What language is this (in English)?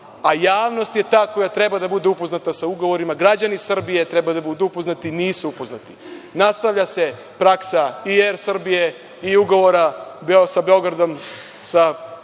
Serbian